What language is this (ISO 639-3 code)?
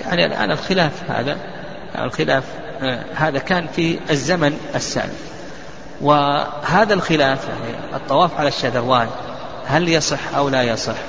ara